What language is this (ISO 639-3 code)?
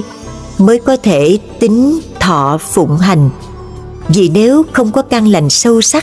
vie